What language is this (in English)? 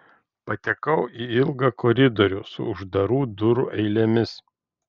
Lithuanian